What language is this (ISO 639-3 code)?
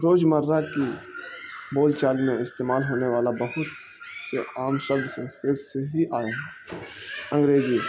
urd